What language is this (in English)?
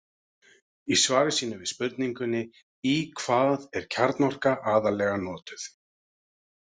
Icelandic